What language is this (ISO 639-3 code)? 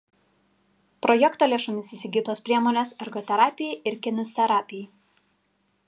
lit